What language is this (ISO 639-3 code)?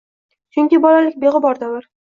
uzb